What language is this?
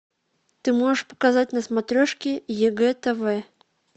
Russian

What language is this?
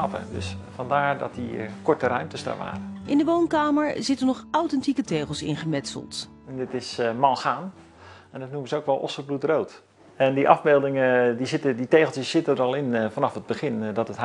Dutch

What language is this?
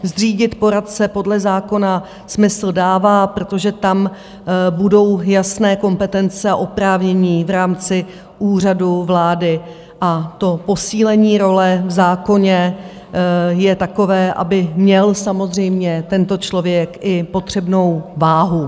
Czech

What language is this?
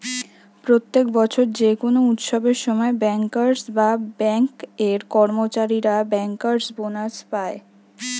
Bangla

